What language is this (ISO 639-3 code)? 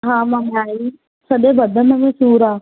snd